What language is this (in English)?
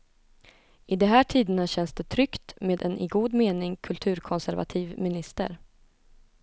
Swedish